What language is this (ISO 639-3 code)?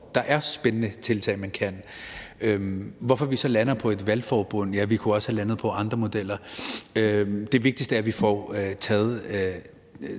dan